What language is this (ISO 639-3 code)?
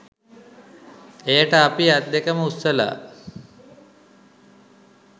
sin